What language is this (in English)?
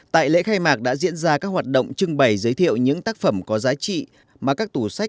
Vietnamese